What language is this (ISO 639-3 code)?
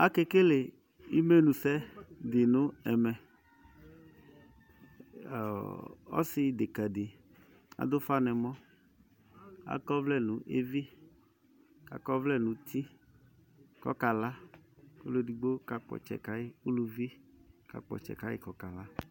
kpo